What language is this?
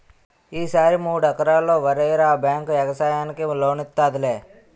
Telugu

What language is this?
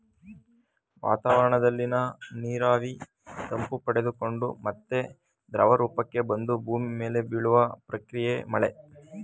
Kannada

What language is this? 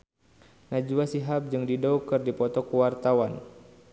Sundanese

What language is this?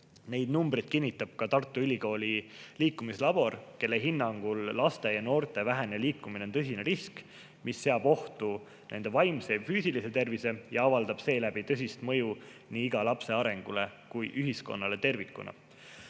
Estonian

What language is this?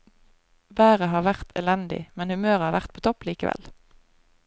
Norwegian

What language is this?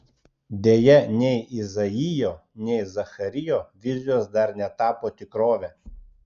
Lithuanian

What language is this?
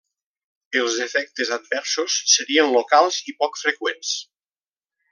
Catalan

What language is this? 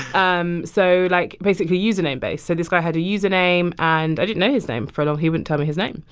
English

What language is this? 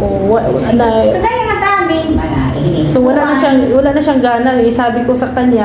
Filipino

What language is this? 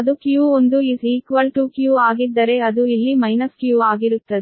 Kannada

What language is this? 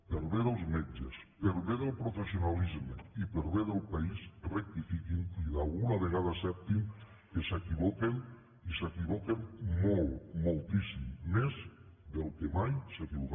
Catalan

